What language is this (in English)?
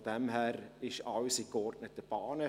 Swiss German